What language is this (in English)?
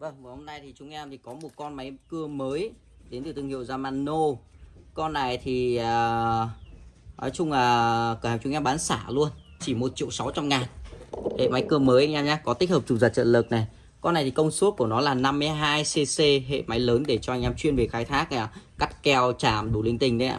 Vietnamese